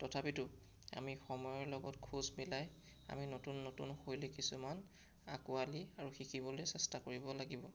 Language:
Assamese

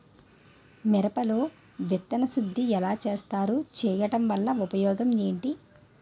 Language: Telugu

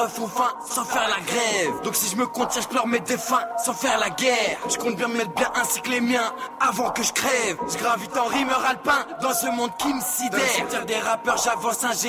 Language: French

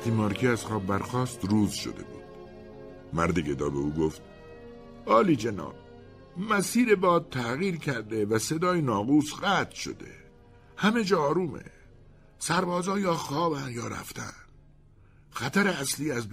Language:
Persian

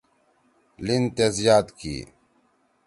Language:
Torwali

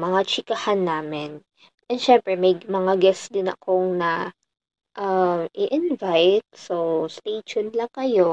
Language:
Filipino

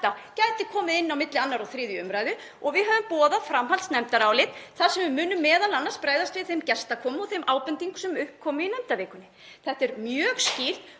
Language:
Icelandic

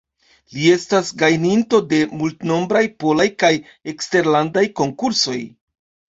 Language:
Esperanto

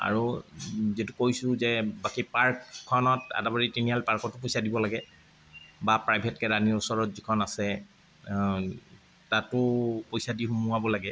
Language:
Assamese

